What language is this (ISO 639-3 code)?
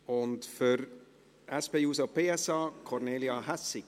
gsw